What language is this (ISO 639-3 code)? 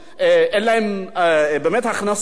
heb